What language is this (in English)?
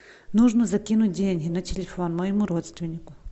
Russian